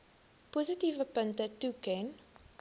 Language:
Afrikaans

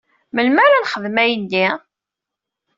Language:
Kabyle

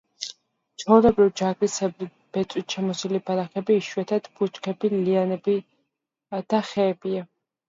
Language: Georgian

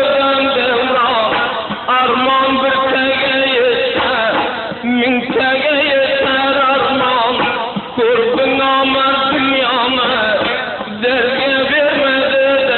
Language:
Arabic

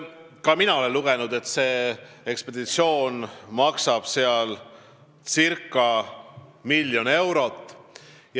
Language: Estonian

